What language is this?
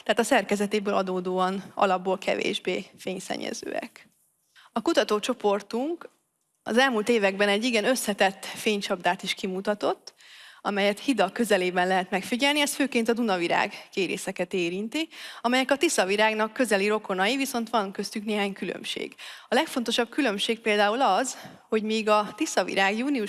Hungarian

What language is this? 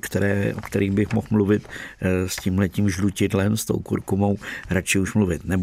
Czech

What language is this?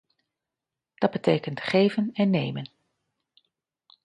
Dutch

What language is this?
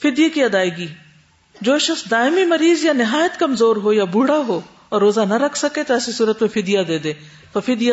Urdu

